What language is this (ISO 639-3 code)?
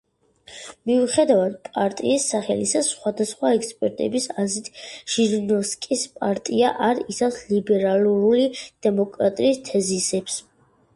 kat